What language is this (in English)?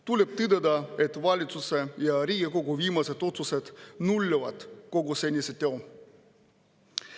Estonian